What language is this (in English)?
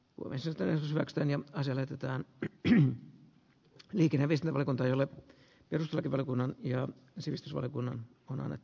Finnish